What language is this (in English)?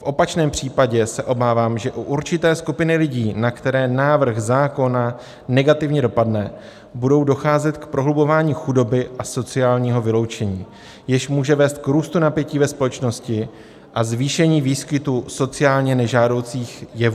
Czech